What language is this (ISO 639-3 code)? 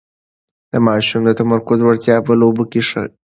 pus